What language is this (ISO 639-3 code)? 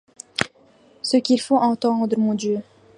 fra